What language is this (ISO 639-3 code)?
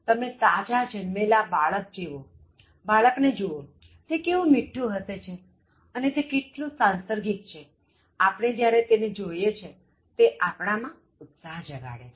guj